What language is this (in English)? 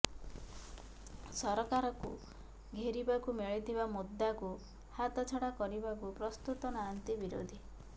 Odia